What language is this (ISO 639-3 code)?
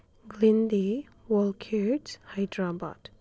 mni